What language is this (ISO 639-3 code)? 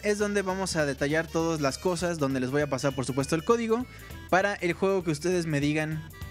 spa